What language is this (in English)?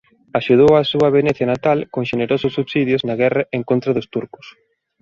Galician